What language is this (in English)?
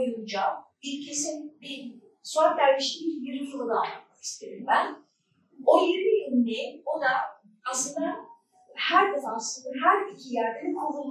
Turkish